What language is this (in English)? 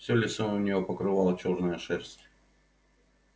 Russian